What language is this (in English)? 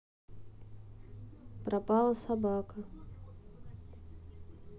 Russian